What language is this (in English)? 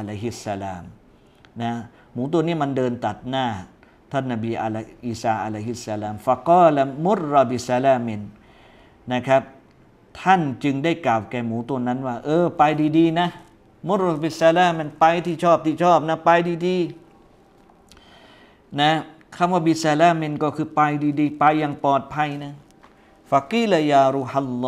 Thai